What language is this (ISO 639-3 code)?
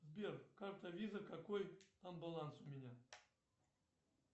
rus